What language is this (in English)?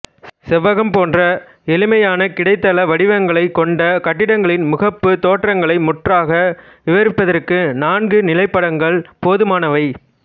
Tamil